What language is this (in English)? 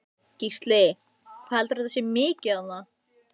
Icelandic